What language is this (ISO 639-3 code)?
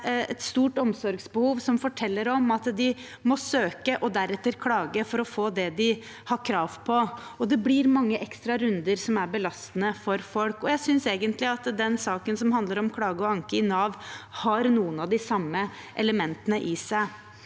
nor